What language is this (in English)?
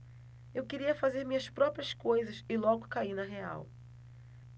Portuguese